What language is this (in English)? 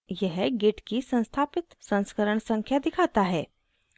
Hindi